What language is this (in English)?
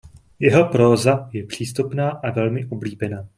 Czech